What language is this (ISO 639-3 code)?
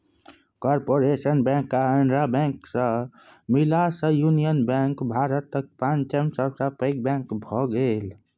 mai